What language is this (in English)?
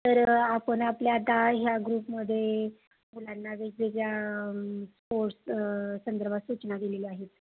Marathi